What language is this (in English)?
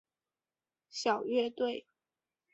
Chinese